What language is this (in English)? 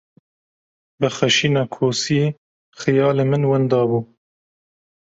Kurdish